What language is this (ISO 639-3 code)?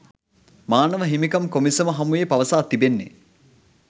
sin